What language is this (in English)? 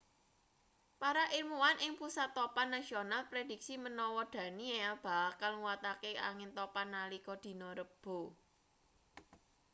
Javanese